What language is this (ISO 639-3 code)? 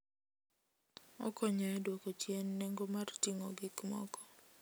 luo